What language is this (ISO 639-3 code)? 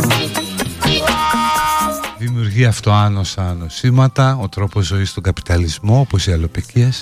ell